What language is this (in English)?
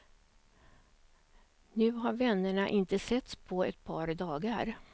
Swedish